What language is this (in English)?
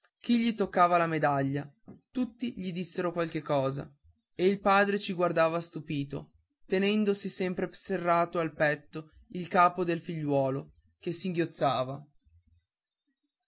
Italian